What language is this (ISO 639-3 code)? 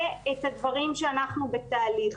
heb